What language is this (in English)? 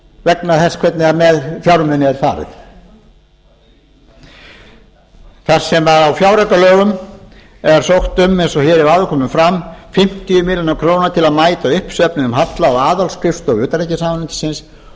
Icelandic